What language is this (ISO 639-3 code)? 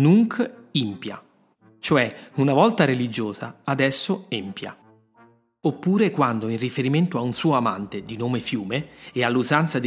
ita